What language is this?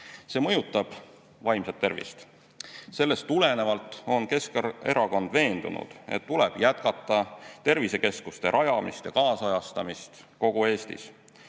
Estonian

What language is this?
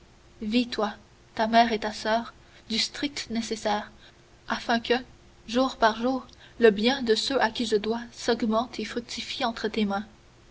French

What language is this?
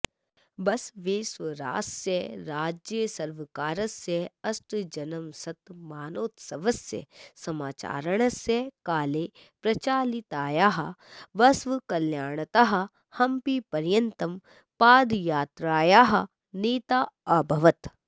Sanskrit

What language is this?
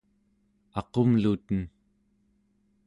Central Yupik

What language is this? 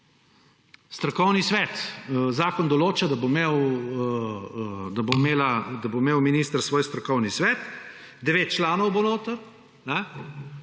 Slovenian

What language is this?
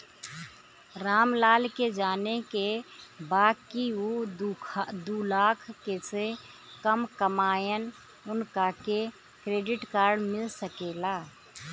Bhojpuri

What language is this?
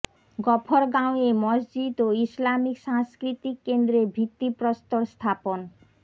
Bangla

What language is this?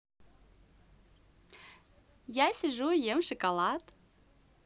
Russian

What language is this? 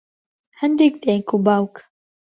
Central Kurdish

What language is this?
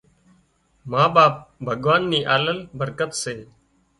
Wadiyara Koli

